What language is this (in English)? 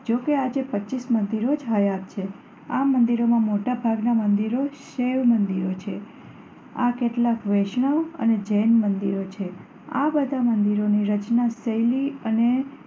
Gujarati